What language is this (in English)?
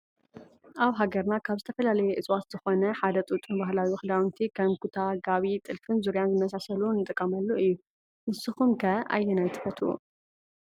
Tigrinya